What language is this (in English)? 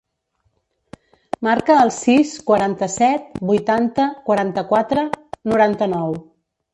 Catalan